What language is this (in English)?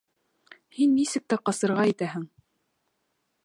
Bashkir